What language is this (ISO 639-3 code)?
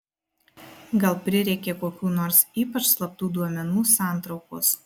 lit